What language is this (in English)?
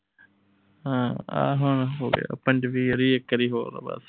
Punjabi